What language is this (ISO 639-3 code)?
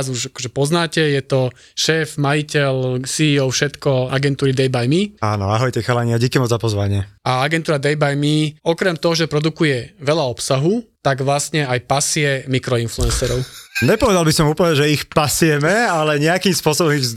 slk